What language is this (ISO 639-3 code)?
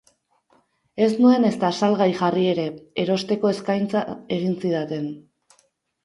eus